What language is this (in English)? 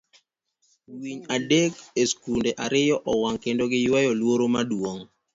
Luo (Kenya and Tanzania)